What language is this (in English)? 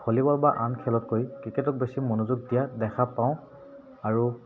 Assamese